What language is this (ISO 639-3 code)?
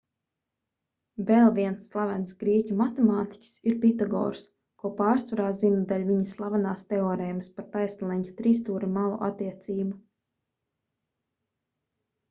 lav